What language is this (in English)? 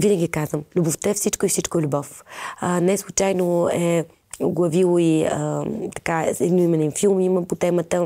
Bulgarian